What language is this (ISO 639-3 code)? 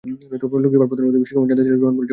ben